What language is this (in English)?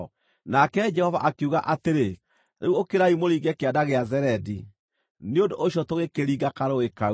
Kikuyu